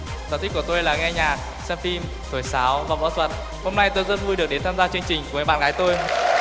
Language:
Vietnamese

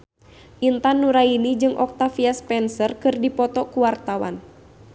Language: Sundanese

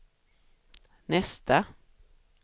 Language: Swedish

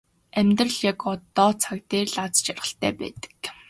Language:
Mongolian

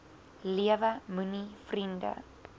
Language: Afrikaans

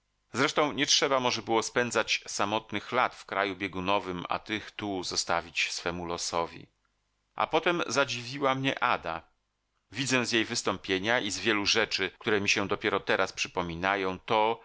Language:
Polish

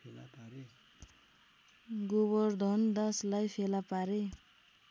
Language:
Nepali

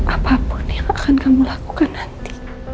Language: Indonesian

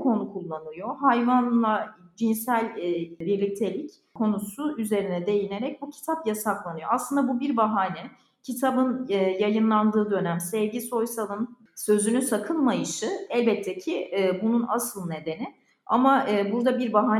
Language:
Turkish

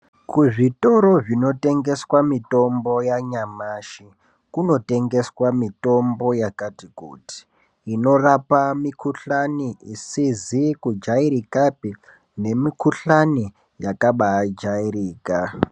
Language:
Ndau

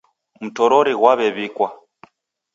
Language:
Taita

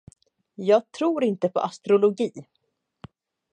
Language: Swedish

